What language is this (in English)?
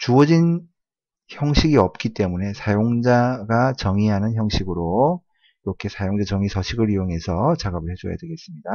Korean